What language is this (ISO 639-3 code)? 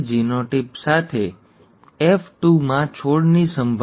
guj